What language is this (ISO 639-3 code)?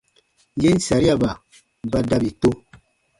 bba